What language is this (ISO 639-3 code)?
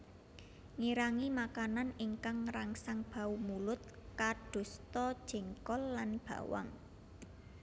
jav